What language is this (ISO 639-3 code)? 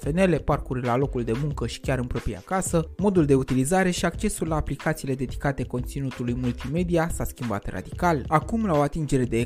ron